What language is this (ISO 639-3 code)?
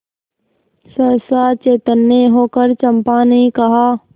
hin